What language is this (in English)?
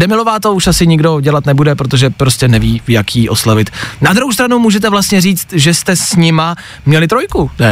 Czech